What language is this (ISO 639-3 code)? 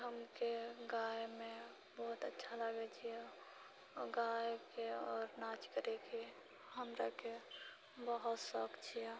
mai